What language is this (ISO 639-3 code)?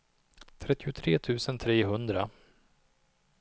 swe